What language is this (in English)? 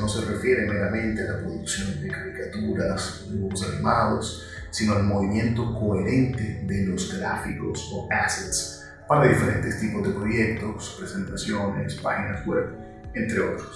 Spanish